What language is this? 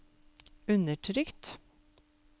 Norwegian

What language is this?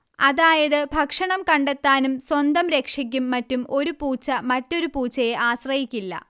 Malayalam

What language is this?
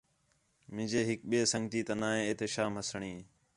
Khetrani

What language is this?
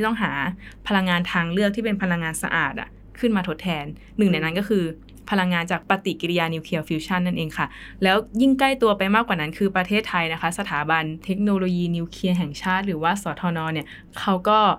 Thai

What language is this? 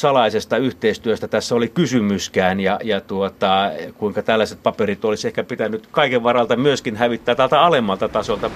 Finnish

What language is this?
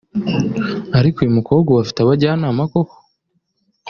Kinyarwanda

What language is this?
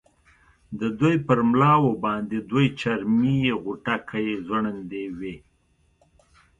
Pashto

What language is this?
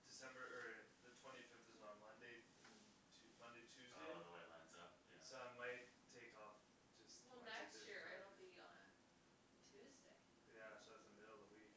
English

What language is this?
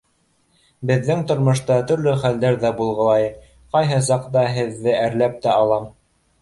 Bashkir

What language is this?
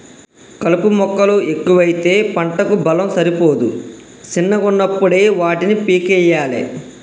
Telugu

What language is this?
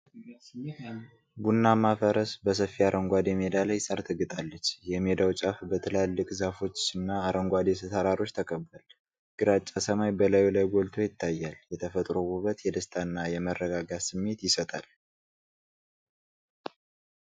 Amharic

